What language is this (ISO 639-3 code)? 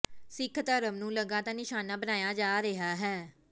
pan